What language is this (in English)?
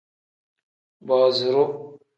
Tem